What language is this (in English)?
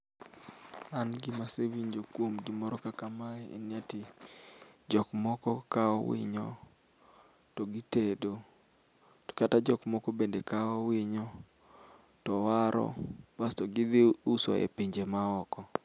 Luo (Kenya and Tanzania)